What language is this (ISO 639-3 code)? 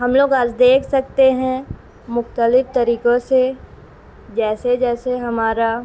urd